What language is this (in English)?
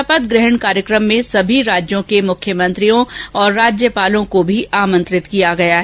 Hindi